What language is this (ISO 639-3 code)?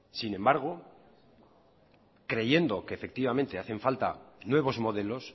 spa